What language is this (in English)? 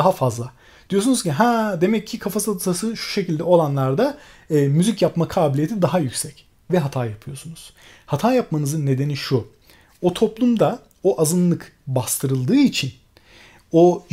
Turkish